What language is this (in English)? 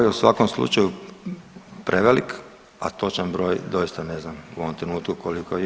Croatian